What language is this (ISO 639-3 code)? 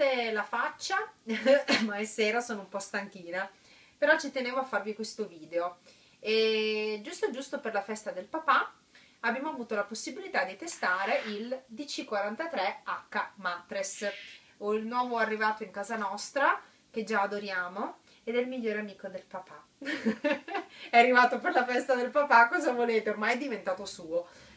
ita